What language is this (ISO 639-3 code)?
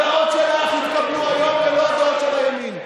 heb